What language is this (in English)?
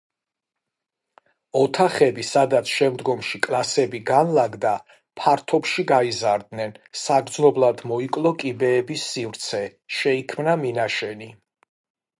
Georgian